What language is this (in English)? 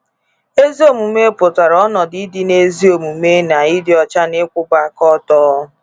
Igbo